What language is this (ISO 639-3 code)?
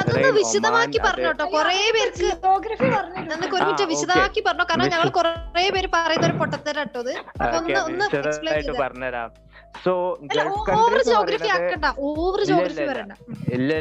mal